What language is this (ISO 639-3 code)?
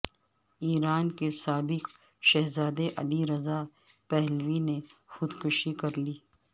urd